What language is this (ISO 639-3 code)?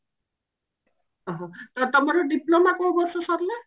ori